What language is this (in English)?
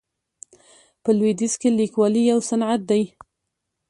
Pashto